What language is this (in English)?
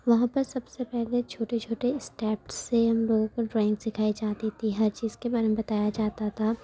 Urdu